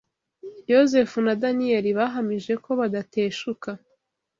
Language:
Kinyarwanda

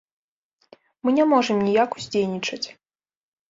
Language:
Belarusian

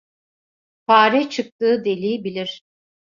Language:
Turkish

